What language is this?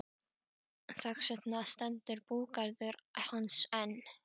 Icelandic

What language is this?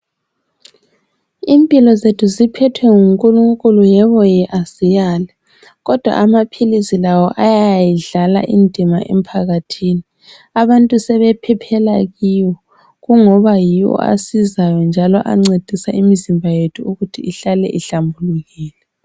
North Ndebele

